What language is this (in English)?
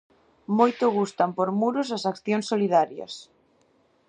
Galician